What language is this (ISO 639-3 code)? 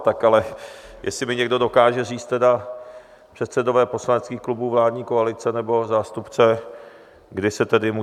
ces